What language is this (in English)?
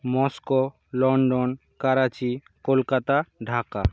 Bangla